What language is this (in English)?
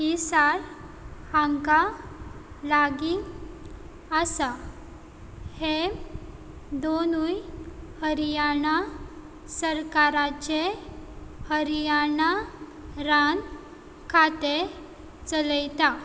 Konkani